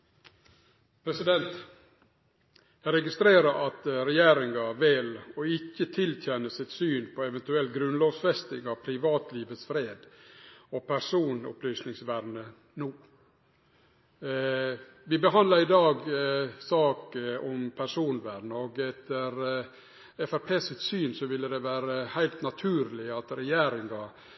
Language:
Norwegian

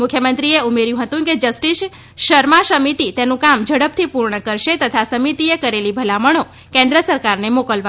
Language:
Gujarati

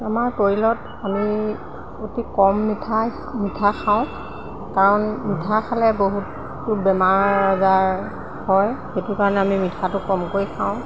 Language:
Assamese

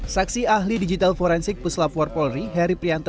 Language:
Indonesian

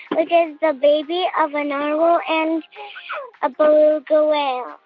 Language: English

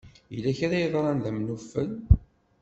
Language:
Kabyle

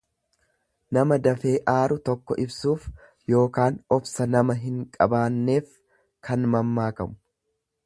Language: Oromo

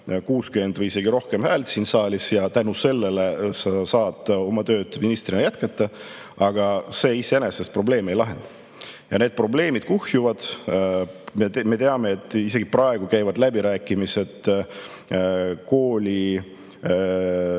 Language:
Estonian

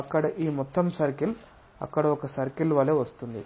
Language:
Telugu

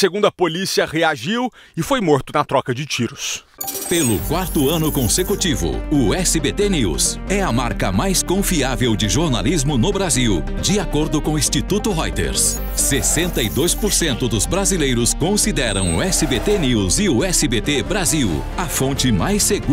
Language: Portuguese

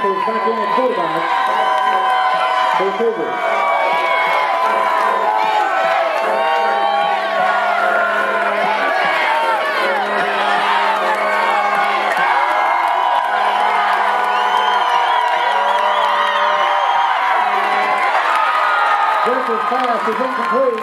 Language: English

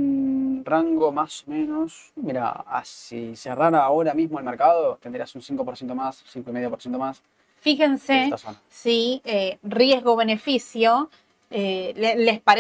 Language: Spanish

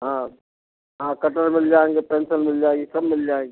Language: Hindi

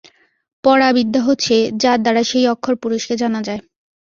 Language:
Bangla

